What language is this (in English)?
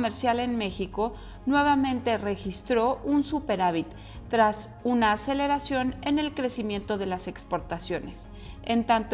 Spanish